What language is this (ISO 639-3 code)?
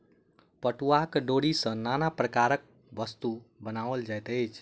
mai